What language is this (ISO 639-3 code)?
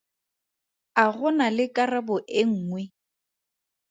tsn